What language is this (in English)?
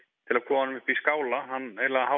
Icelandic